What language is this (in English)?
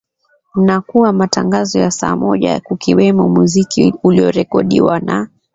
Swahili